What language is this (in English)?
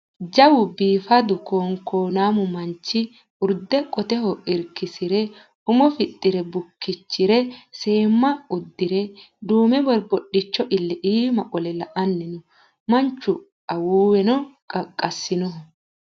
Sidamo